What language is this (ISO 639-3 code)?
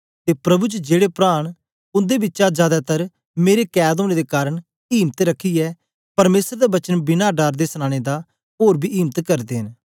doi